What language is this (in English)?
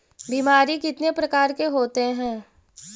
Magahi